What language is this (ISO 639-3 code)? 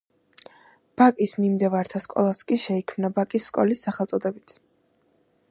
kat